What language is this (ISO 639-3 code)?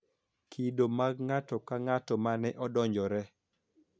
luo